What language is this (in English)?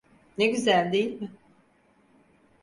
Turkish